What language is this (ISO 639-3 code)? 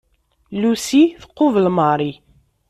kab